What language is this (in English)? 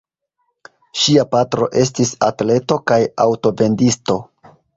Esperanto